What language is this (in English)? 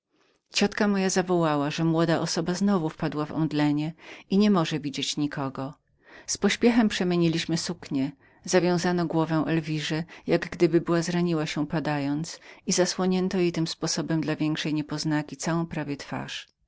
Polish